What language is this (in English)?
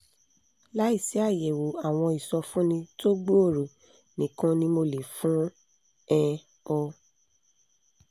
Yoruba